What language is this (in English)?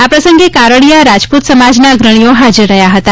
Gujarati